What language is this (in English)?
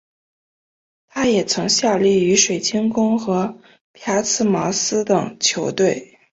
Chinese